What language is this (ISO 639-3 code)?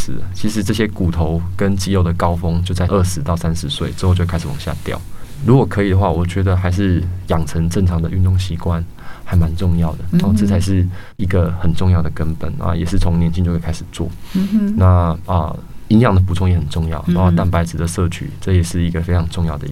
zho